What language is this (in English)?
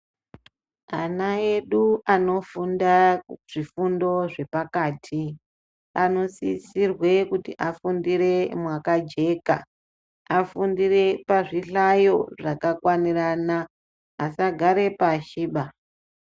Ndau